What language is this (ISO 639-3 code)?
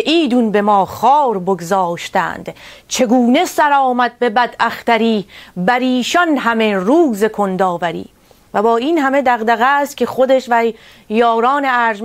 fas